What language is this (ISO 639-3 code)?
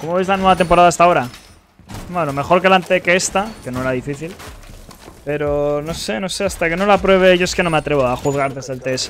spa